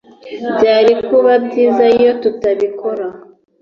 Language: Kinyarwanda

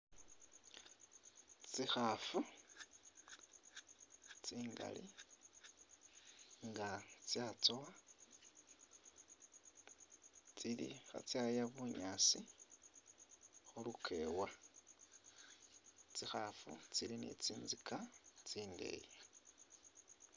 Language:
Masaaba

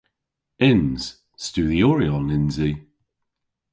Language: Cornish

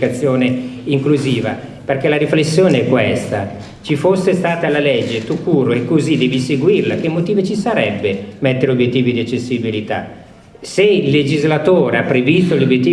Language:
Italian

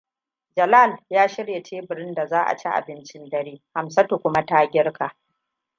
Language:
Hausa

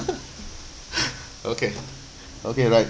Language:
English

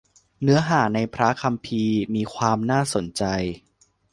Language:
Thai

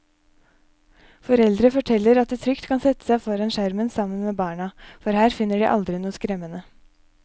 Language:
Norwegian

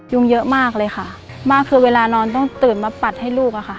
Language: Thai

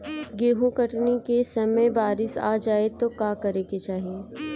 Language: Bhojpuri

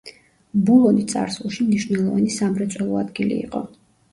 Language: Georgian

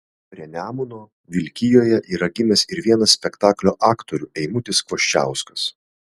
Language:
Lithuanian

